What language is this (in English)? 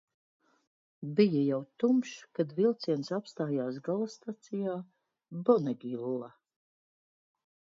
Latvian